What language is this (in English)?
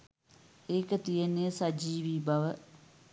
Sinhala